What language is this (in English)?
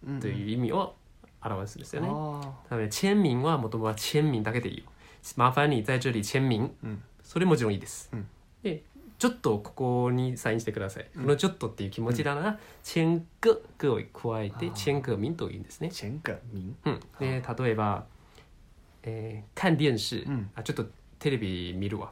Japanese